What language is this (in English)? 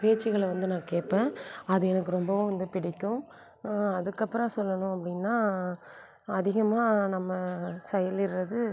Tamil